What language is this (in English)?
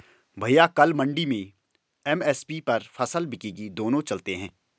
Hindi